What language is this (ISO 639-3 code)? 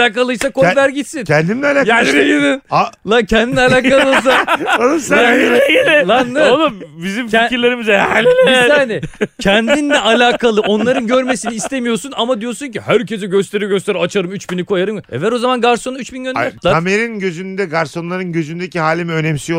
tur